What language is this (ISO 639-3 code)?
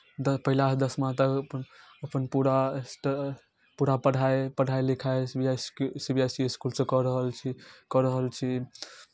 mai